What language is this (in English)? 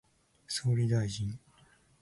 Japanese